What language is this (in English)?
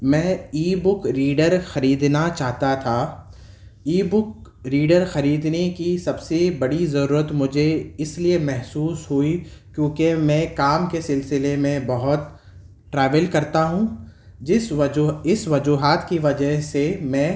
Urdu